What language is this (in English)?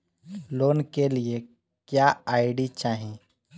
Bhojpuri